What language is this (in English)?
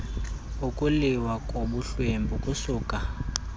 Xhosa